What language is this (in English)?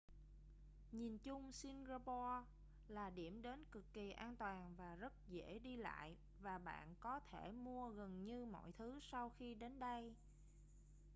Vietnamese